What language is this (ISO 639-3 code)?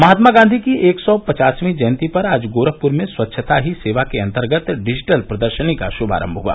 hin